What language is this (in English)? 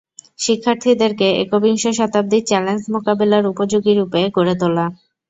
Bangla